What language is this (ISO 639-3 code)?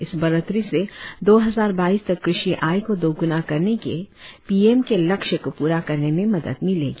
hin